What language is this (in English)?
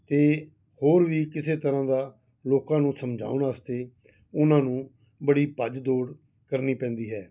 Punjabi